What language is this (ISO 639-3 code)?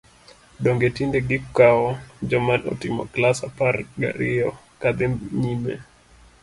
luo